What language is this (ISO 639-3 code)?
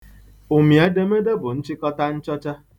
ibo